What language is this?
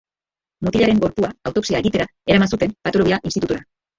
Basque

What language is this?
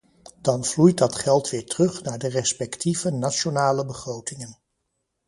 Dutch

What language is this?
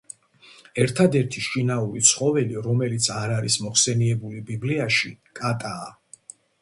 Georgian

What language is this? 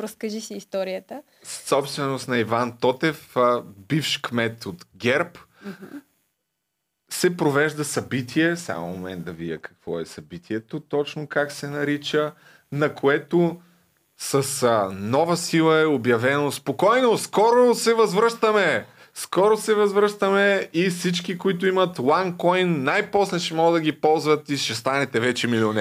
Bulgarian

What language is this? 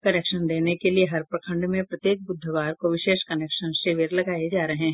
Hindi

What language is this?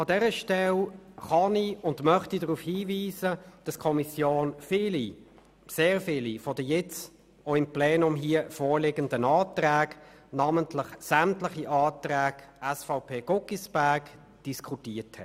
Swiss German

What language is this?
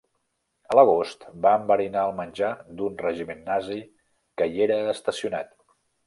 Catalan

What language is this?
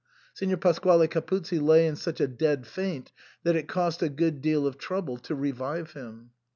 English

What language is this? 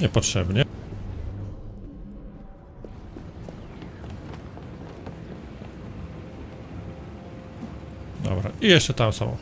Polish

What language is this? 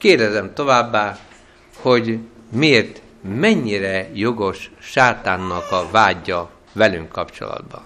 Hungarian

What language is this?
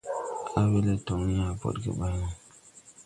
Tupuri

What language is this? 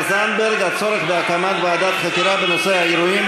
Hebrew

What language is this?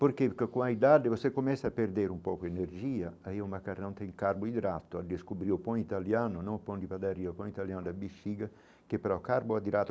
Portuguese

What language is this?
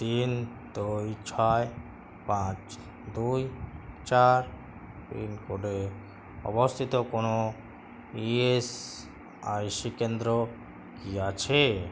Bangla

